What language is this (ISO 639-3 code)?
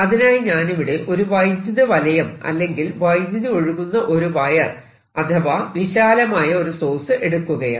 mal